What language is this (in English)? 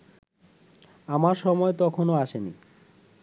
Bangla